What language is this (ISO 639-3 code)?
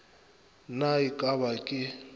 nso